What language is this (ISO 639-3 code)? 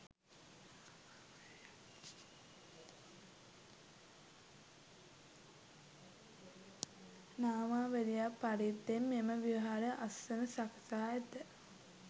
sin